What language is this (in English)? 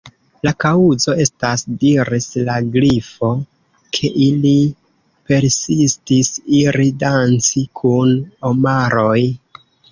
Esperanto